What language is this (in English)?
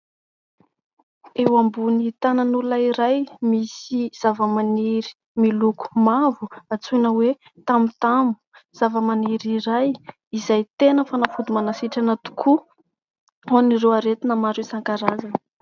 Malagasy